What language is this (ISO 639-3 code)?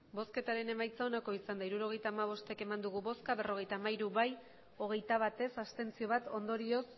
eus